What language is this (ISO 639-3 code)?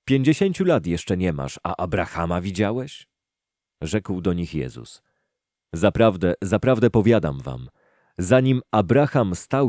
pol